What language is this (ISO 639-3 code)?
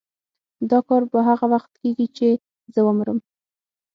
pus